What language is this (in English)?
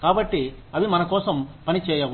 Telugu